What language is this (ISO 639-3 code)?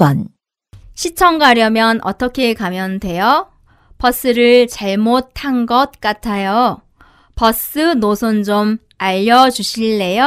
kor